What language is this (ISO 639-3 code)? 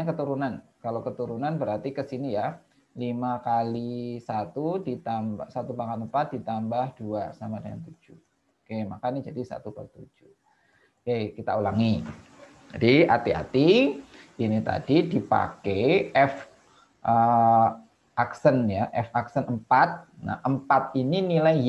ind